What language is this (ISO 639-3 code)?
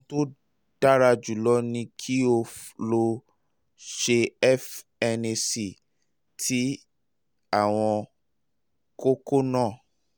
yor